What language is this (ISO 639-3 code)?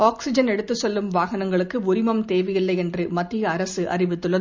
tam